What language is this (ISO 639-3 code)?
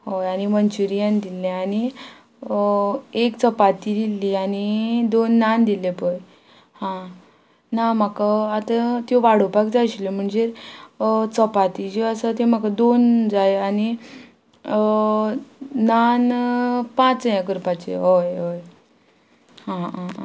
kok